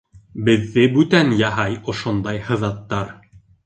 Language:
Bashkir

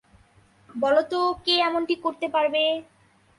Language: Bangla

